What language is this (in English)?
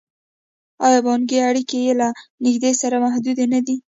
Pashto